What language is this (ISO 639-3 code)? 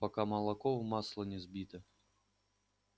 rus